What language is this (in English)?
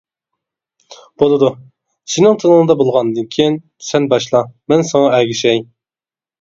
Uyghur